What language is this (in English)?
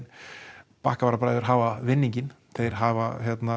Icelandic